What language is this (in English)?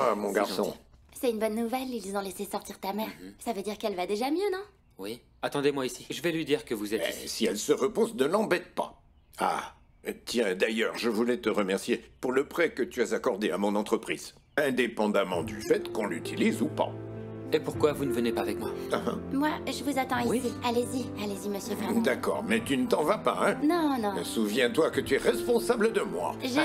French